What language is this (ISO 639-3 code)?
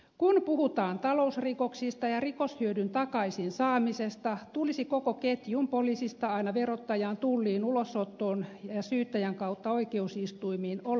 fin